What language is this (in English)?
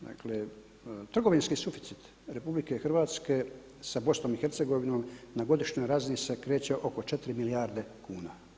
Croatian